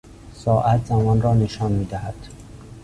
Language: Persian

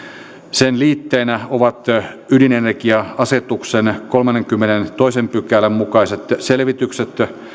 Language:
Finnish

